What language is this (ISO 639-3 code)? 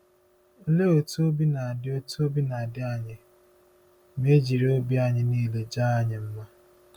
ibo